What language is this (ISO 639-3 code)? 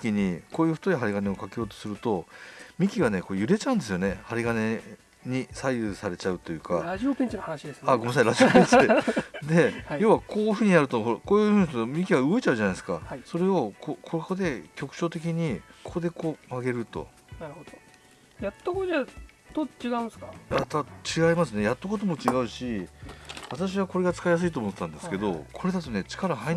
jpn